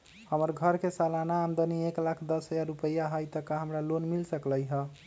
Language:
Magahi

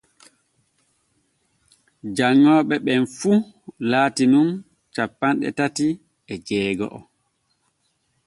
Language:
Borgu Fulfulde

